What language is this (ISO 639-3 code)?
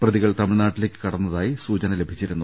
mal